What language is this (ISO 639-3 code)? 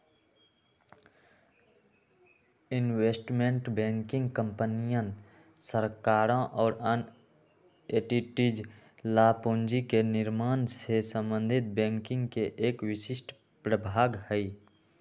mag